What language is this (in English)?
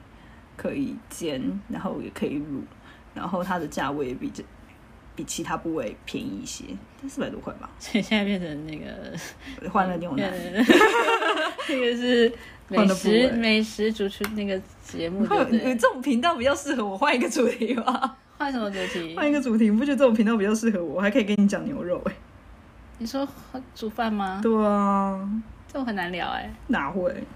Chinese